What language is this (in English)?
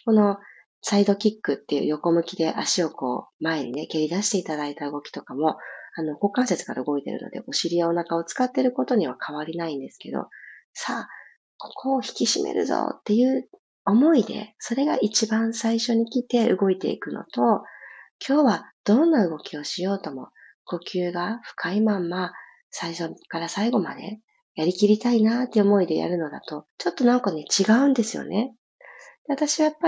Japanese